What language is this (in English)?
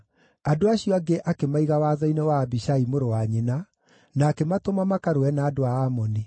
Kikuyu